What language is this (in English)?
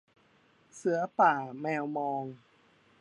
Thai